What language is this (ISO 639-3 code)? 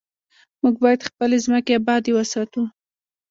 pus